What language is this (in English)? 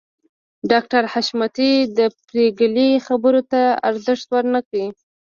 Pashto